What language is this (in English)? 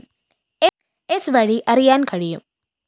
Malayalam